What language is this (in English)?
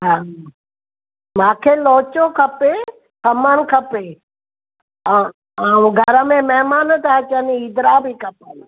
Sindhi